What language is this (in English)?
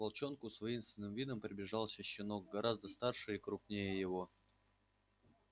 Russian